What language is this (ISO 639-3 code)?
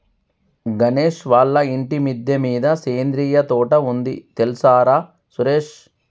tel